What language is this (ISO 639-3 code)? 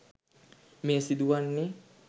sin